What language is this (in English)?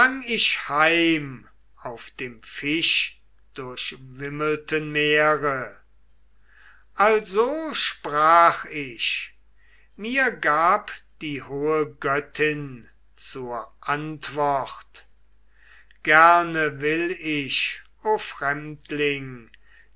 German